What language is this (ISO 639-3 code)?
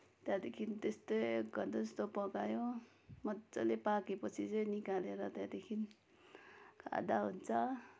nep